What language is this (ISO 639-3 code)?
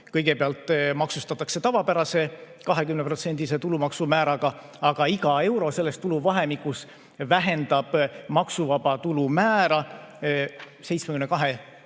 est